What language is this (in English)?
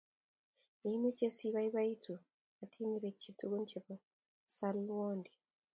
Kalenjin